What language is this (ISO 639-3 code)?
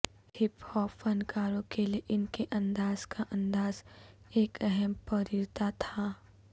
urd